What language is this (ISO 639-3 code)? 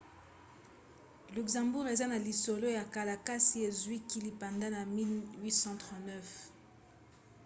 lin